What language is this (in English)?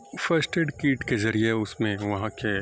Urdu